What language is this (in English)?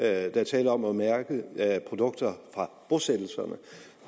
Danish